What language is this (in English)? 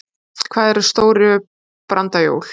Icelandic